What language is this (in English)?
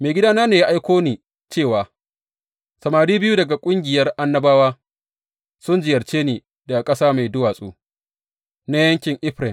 Hausa